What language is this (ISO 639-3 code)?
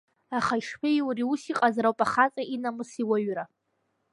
abk